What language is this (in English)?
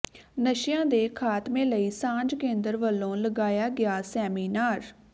Punjabi